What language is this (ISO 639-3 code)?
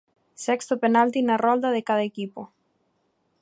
glg